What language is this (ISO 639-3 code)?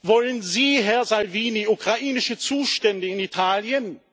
deu